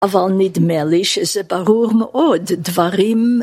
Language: Hebrew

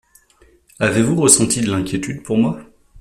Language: French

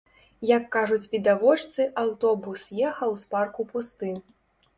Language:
Belarusian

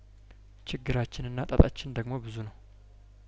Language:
Amharic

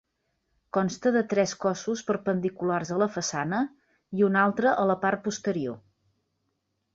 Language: Catalan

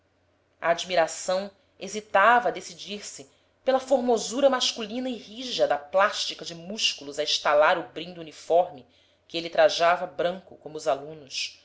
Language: Portuguese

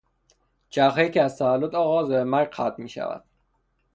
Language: Persian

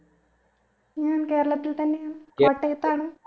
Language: Malayalam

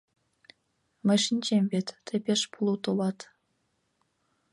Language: Mari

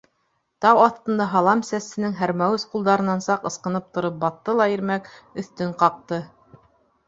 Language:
Bashkir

